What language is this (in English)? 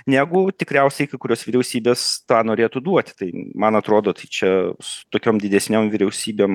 Lithuanian